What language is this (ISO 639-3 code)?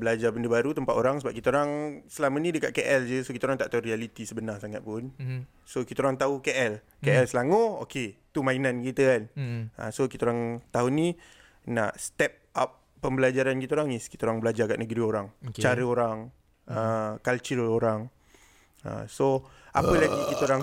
msa